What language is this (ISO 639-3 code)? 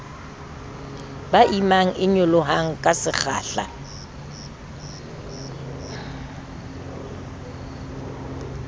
sot